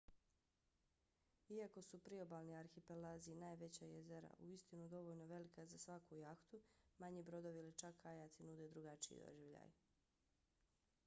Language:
Bosnian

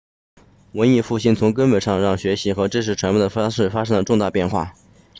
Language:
Chinese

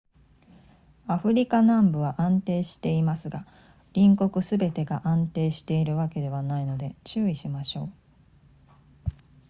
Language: Japanese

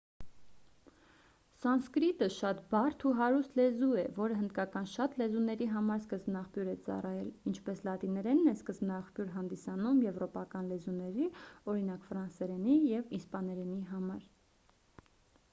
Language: Armenian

